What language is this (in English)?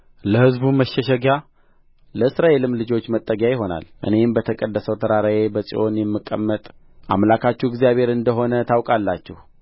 Amharic